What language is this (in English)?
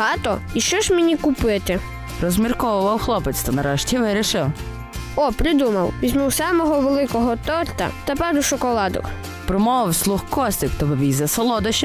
Ukrainian